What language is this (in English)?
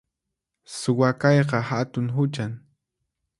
Puno Quechua